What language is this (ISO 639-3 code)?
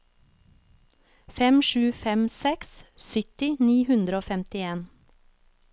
nor